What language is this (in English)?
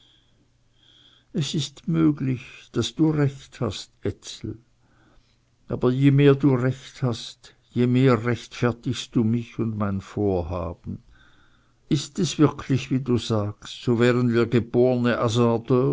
German